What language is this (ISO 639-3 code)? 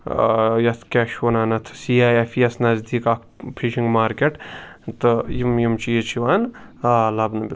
kas